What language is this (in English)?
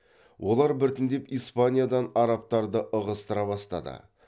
Kazakh